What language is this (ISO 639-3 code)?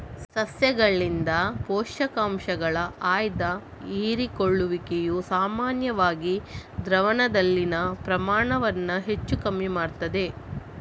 kan